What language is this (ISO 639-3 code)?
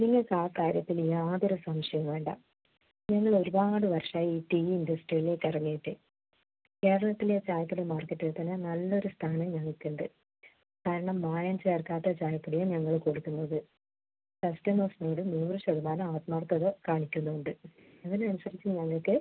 mal